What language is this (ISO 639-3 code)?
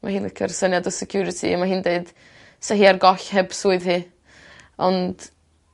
cym